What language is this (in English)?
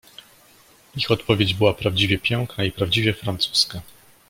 Polish